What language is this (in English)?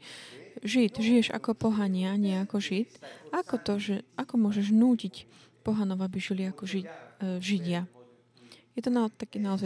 Slovak